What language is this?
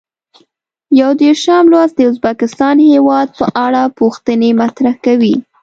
Pashto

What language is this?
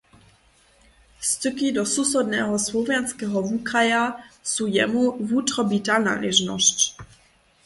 Upper Sorbian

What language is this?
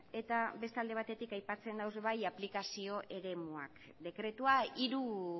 Basque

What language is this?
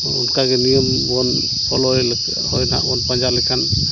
Santali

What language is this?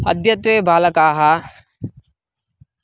Sanskrit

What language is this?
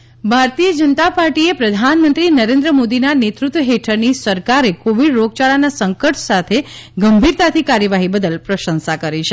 Gujarati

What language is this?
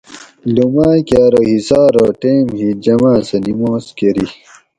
Gawri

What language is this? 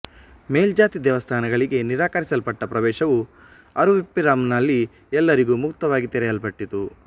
Kannada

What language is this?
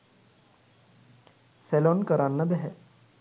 Sinhala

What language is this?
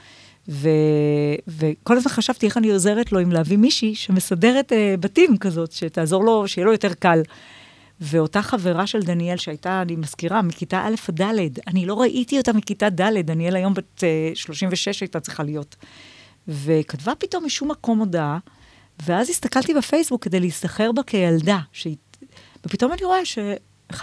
Hebrew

